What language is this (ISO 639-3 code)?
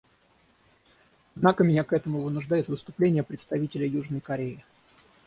rus